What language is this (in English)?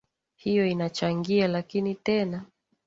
Swahili